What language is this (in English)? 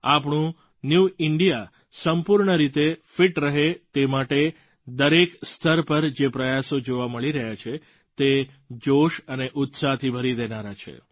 Gujarati